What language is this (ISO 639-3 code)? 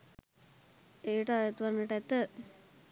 sin